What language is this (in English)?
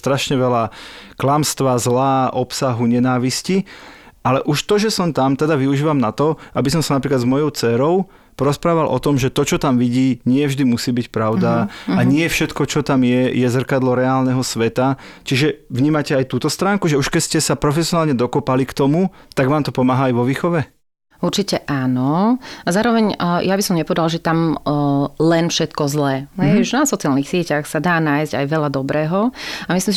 Slovak